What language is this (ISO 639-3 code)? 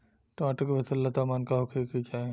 bho